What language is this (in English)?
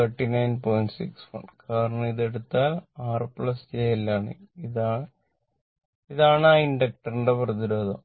Malayalam